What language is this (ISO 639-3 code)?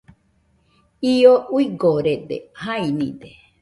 hux